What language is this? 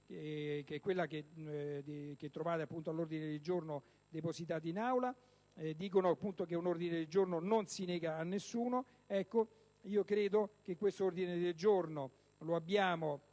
Italian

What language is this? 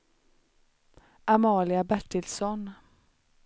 Swedish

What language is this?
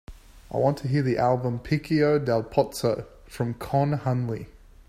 English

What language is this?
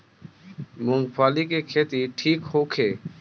Bhojpuri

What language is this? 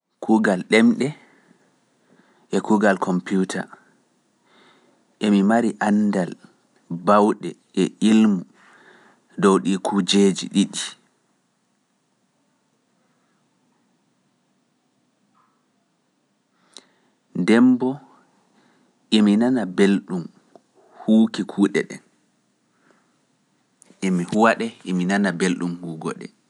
Pular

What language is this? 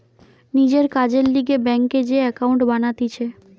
Bangla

